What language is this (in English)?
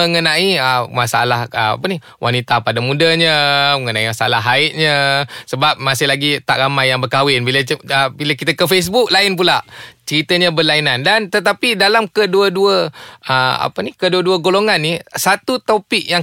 Malay